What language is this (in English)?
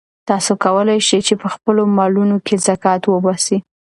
Pashto